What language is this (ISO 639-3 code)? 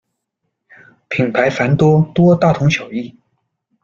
zho